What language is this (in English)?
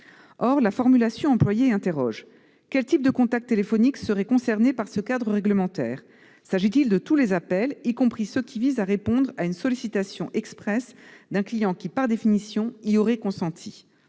French